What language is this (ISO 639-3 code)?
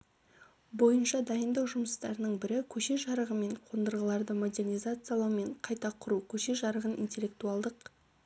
kaz